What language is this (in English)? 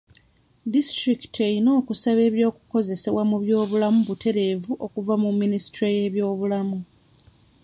Ganda